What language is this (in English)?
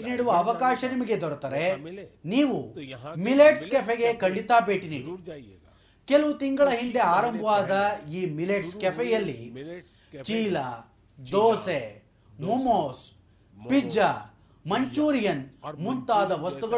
Kannada